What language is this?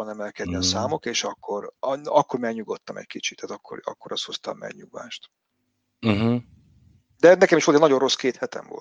Hungarian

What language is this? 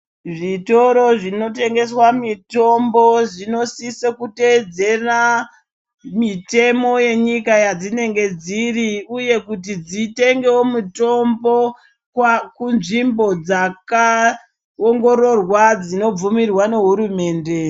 Ndau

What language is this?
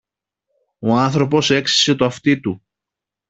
Greek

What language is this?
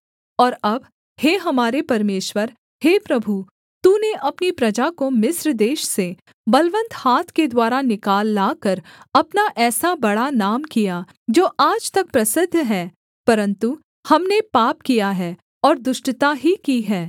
Hindi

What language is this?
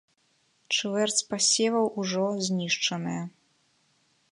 Belarusian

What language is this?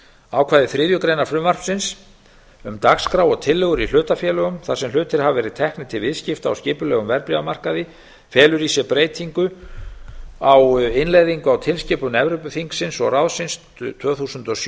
Icelandic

